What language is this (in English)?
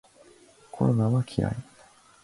Japanese